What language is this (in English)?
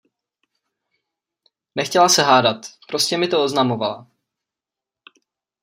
Czech